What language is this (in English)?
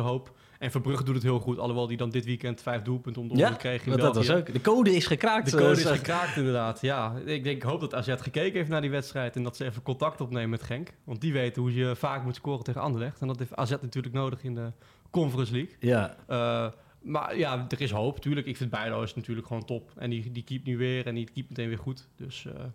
Dutch